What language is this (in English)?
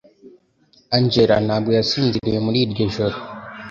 Kinyarwanda